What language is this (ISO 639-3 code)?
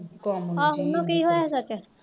pan